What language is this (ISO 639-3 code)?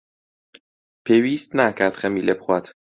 ckb